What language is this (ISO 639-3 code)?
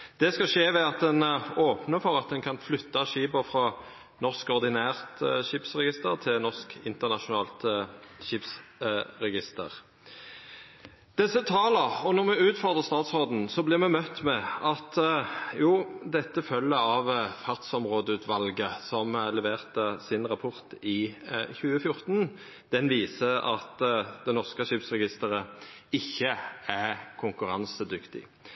nno